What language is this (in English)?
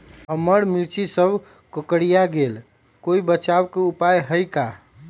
Magahi